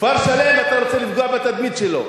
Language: Hebrew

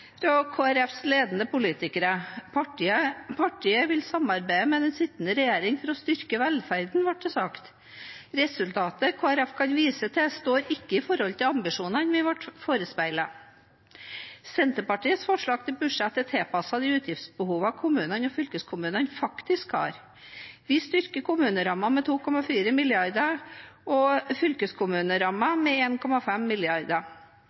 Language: Norwegian Bokmål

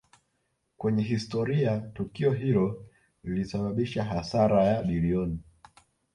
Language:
Swahili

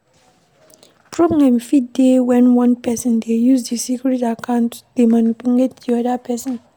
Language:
Nigerian Pidgin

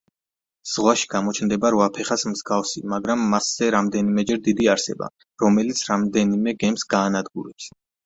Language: Georgian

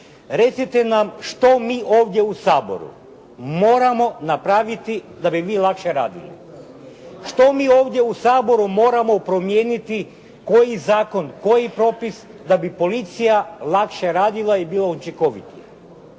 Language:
Croatian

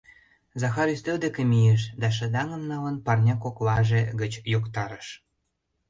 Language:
Mari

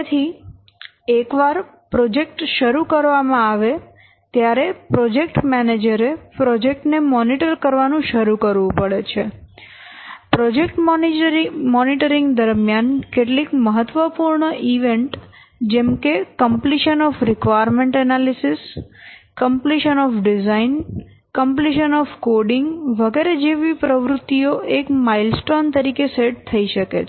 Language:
Gujarati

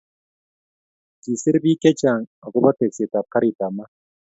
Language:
Kalenjin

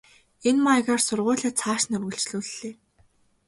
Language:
Mongolian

